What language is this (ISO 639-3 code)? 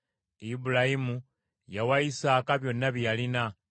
lug